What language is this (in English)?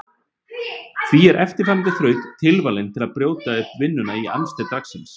Icelandic